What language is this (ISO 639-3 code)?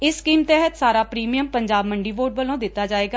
pan